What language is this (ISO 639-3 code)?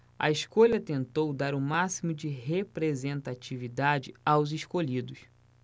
por